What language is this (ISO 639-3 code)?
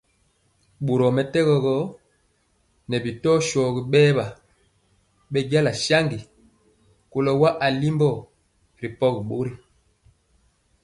mcx